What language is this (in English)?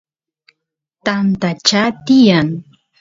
Santiago del Estero Quichua